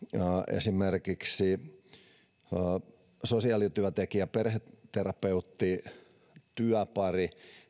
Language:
Finnish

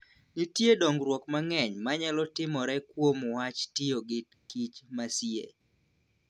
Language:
Luo (Kenya and Tanzania)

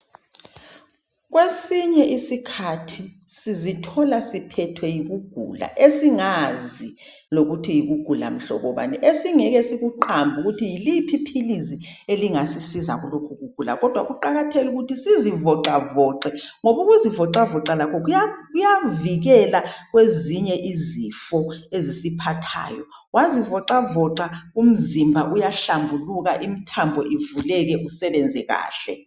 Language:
North Ndebele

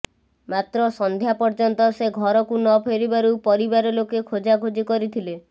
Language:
Odia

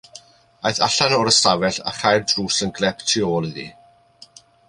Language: Welsh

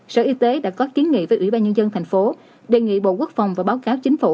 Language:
Vietnamese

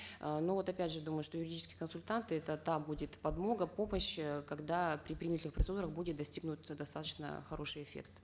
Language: Kazakh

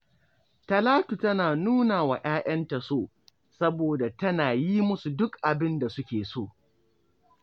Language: Hausa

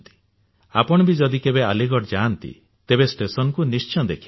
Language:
Odia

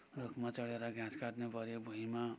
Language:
Nepali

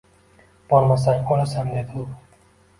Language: Uzbek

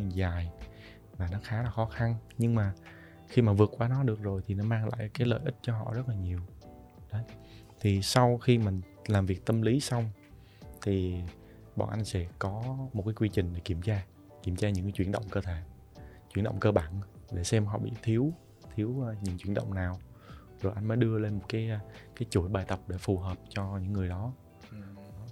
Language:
Vietnamese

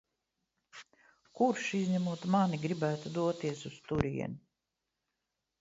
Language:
Latvian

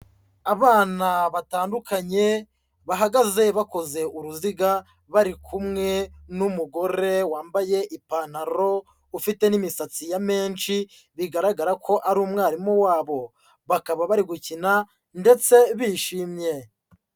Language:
Kinyarwanda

